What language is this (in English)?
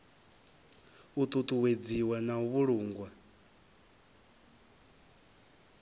Venda